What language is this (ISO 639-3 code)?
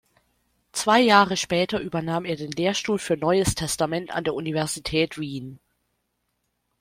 deu